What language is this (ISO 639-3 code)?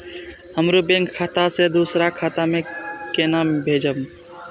mai